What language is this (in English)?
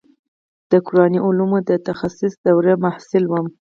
Pashto